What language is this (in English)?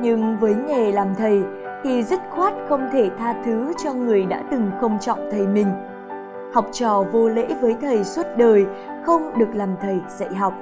Vietnamese